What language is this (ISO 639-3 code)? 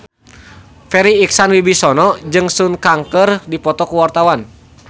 sun